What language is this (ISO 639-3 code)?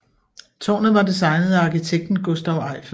dan